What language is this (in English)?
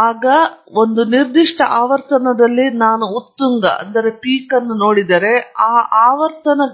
Kannada